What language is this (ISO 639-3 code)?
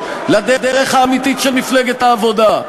heb